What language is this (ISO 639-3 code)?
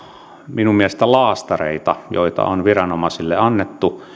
fin